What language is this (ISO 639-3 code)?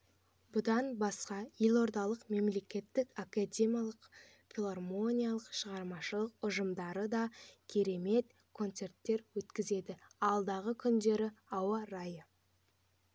kaz